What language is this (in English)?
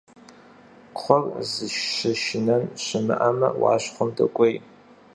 Kabardian